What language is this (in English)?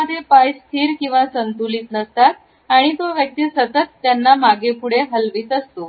Marathi